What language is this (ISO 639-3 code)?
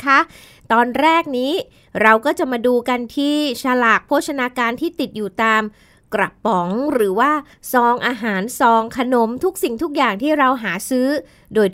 tha